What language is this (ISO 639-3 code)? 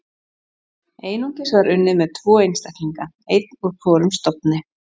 isl